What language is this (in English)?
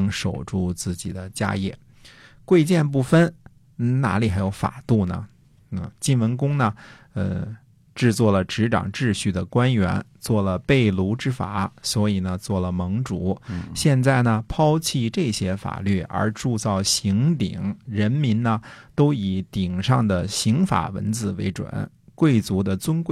Chinese